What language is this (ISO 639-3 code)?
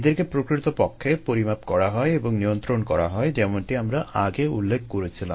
ben